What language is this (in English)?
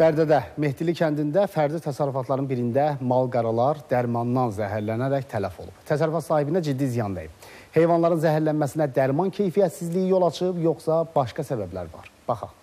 Turkish